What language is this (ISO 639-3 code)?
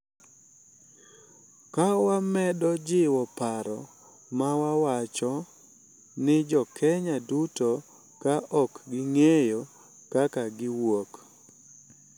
luo